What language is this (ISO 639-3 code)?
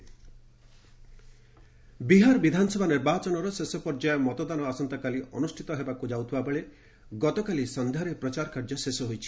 ori